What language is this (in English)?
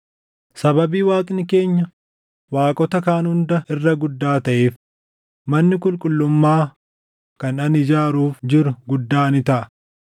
Oromo